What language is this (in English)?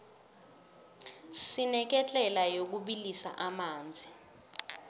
South Ndebele